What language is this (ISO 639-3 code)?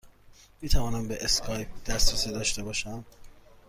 fas